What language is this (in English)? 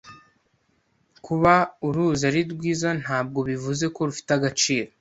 Kinyarwanda